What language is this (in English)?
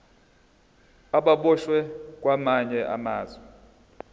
Zulu